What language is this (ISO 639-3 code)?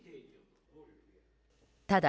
jpn